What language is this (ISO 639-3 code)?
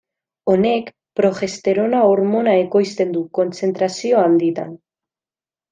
eus